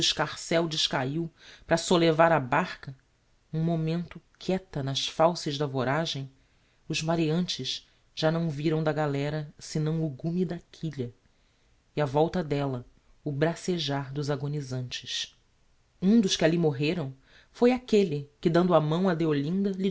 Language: Portuguese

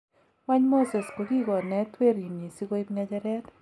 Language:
Kalenjin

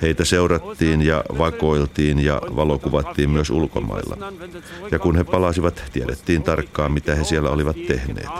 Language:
Finnish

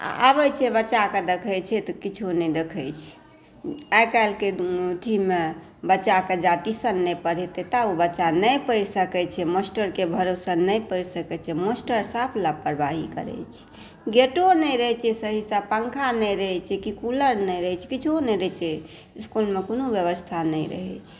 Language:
Maithili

